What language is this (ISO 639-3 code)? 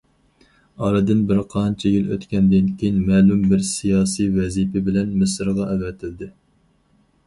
uig